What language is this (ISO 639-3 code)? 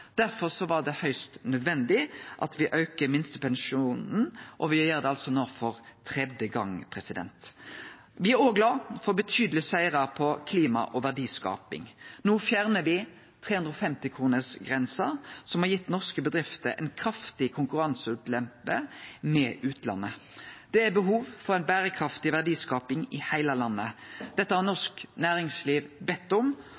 nno